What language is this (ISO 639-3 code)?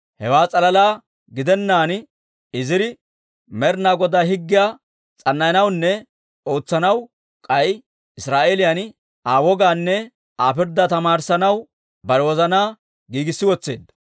dwr